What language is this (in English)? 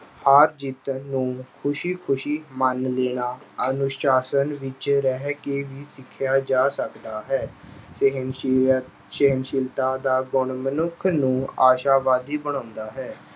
Punjabi